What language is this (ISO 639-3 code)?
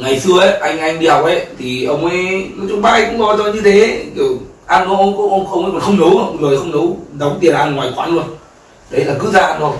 vie